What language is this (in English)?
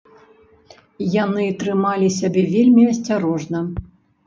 Belarusian